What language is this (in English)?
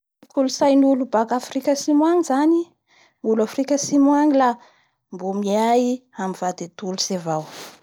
Bara Malagasy